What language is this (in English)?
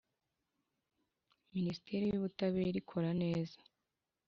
Kinyarwanda